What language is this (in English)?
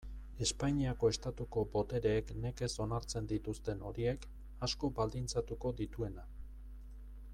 Basque